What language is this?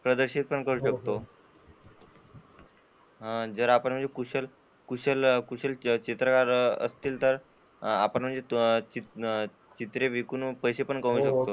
Marathi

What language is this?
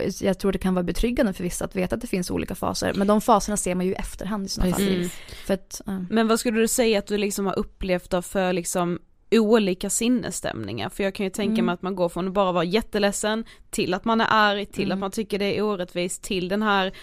Swedish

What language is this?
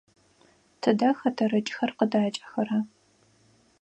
Adyghe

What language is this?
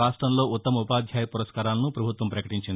Telugu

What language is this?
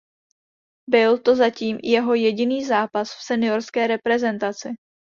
Czech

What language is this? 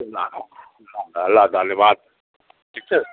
Nepali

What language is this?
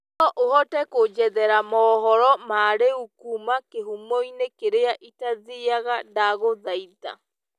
Kikuyu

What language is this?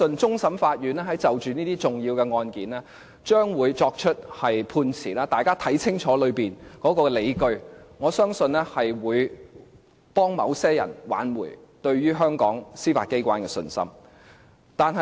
Cantonese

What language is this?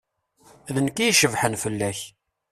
Kabyle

